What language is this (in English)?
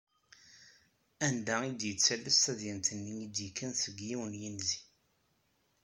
Kabyle